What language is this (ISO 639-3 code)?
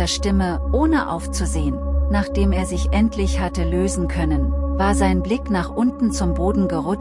deu